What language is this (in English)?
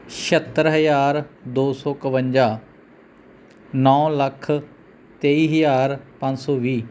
Punjabi